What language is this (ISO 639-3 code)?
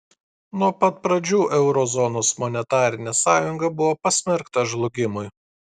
lit